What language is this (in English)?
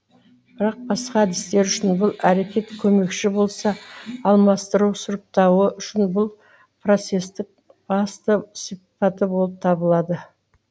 Kazakh